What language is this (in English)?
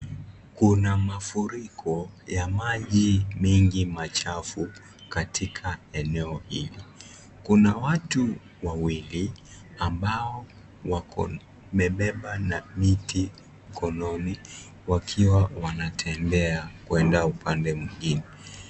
Swahili